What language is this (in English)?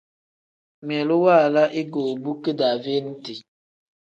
Tem